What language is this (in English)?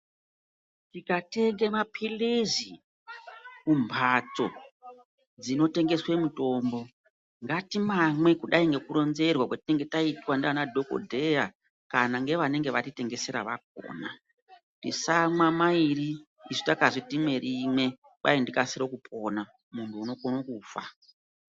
Ndau